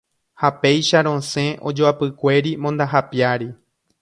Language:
Guarani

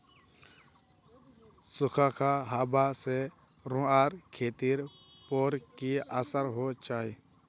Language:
Magahi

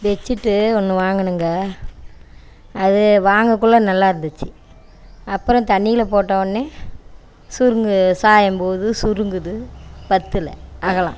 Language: Tamil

